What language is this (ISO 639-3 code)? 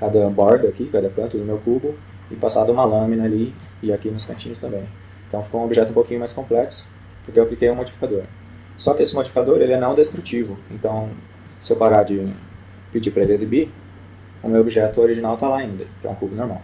por